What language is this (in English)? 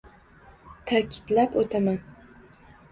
Uzbek